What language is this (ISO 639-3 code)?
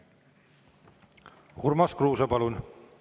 est